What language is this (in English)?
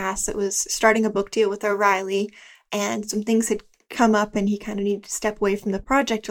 English